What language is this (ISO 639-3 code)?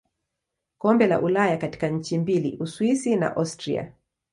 swa